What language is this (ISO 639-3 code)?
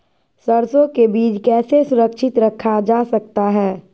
mag